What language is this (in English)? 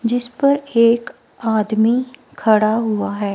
Hindi